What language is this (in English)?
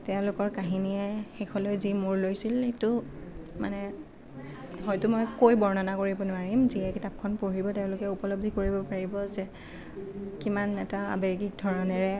Assamese